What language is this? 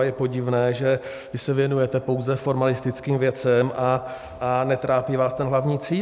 Czech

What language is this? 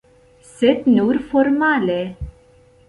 Esperanto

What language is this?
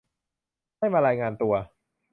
Thai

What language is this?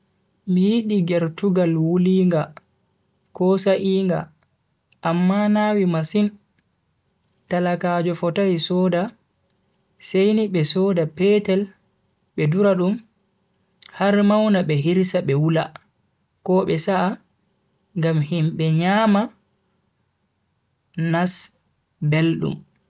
Bagirmi Fulfulde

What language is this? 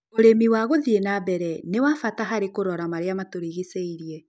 Kikuyu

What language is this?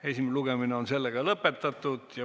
Estonian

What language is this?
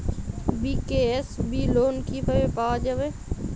Bangla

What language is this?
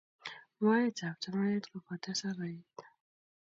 Kalenjin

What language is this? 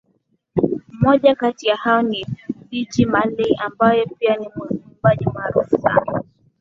Swahili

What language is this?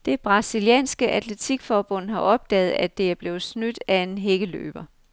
Danish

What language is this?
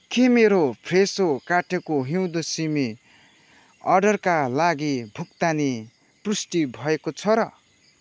Nepali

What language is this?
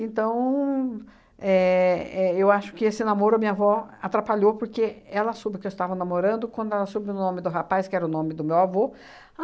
Portuguese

